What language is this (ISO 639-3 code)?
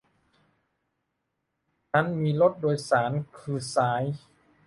tha